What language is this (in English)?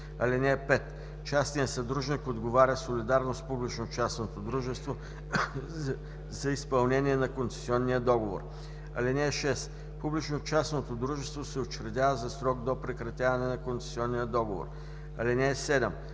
Bulgarian